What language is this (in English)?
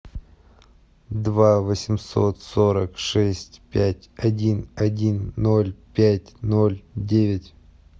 Russian